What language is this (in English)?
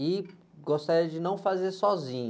Portuguese